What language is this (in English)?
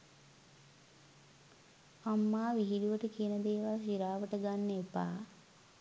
Sinhala